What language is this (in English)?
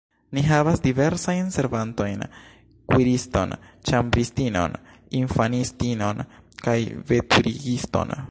Esperanto